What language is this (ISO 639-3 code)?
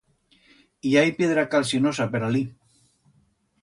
arg